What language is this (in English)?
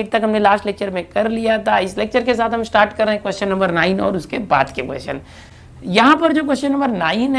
Hindi